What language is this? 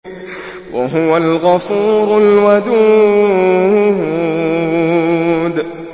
Arabic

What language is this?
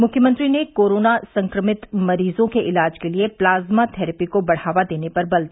Hindi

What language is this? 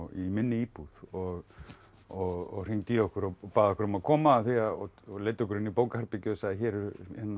Icelandic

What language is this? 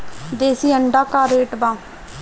Bhojpuri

